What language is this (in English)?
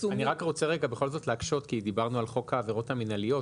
Hebrew